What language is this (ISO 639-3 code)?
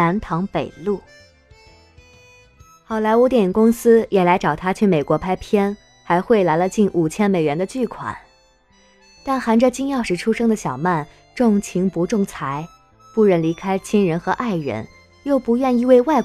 zho